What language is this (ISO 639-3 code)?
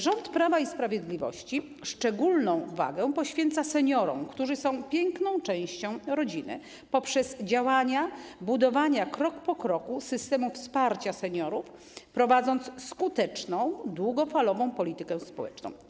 pol